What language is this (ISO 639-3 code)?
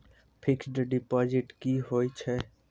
mai